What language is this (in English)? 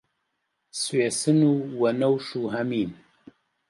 Central Kurdish